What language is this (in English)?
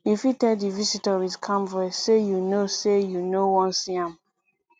Nigerian Pidgin